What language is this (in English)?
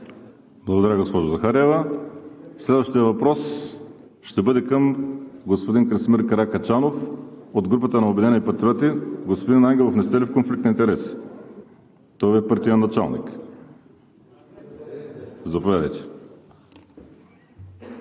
Bulgarian